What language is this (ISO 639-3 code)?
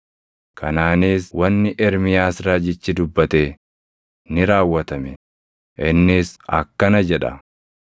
orm